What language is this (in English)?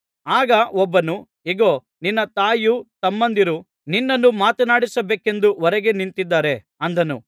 Kannada